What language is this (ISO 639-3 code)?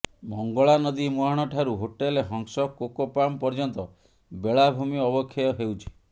ori